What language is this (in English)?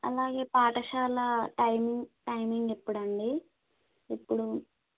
Telugu